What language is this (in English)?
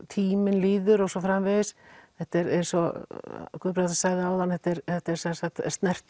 Icelandic